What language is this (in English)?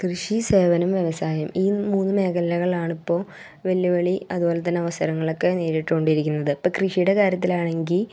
Malayalam